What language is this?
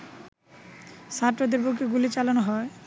Bangla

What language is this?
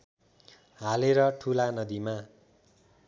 Nepali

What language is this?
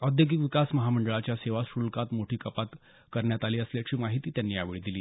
Marathi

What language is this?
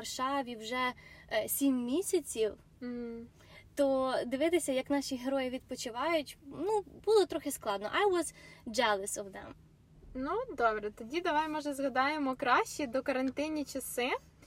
Ukrainian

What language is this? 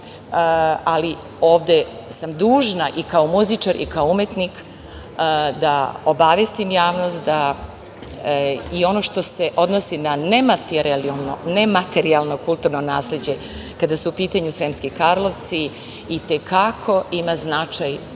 Serbian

